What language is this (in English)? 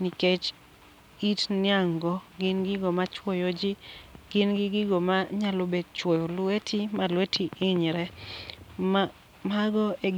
Luo (Kenya and Tanzania)